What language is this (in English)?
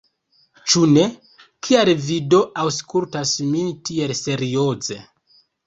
Esperanto